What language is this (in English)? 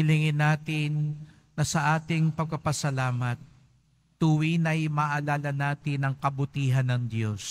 Filipino